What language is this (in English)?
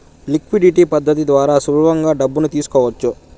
Telugu